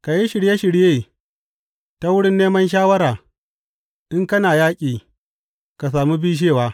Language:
Hausa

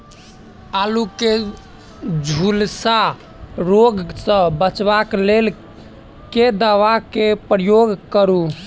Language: Maithili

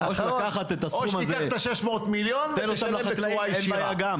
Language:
Hebrew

